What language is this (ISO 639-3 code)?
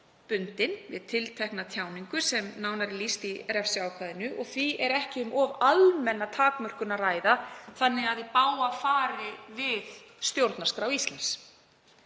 isl